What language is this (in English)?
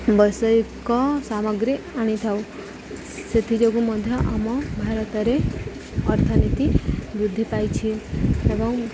Odia